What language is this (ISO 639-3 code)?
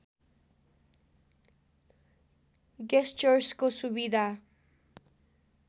nep